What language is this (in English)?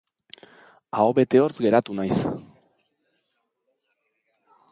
Basque